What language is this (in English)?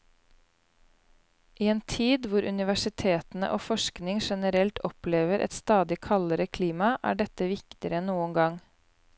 Norwegian